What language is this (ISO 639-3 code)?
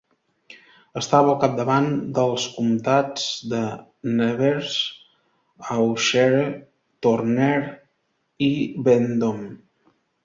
cat